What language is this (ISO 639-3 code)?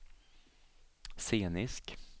swe